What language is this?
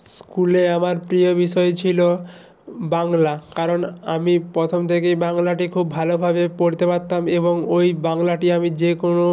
Bangla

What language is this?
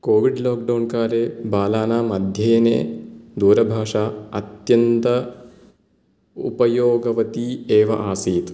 Sanskrit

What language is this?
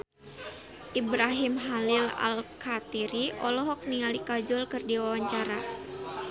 Sundanese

